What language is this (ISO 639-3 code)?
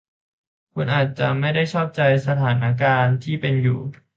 tha